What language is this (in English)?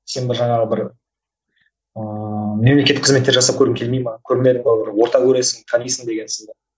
Kazakh